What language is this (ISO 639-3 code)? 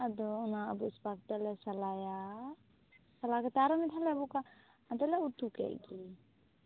sat